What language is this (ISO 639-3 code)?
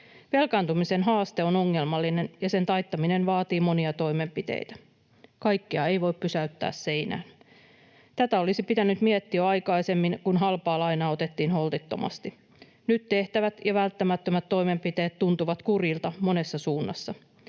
fin